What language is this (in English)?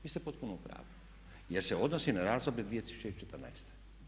Croatian